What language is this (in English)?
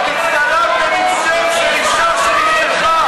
Hebrew